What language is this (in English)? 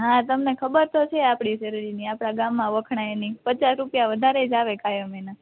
Gujarati